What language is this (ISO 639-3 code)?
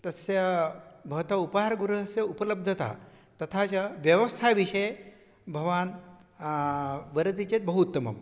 san